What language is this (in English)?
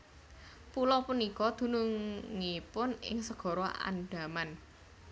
Javanese